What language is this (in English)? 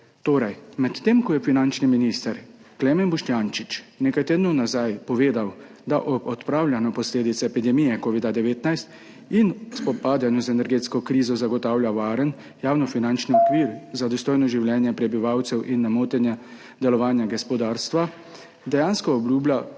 Slovenian